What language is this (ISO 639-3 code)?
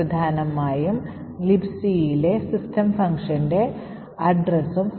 mal